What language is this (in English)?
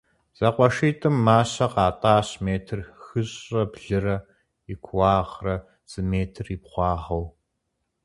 Kabardian